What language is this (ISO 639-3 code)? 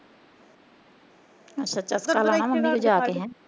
pan